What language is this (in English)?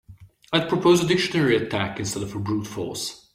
English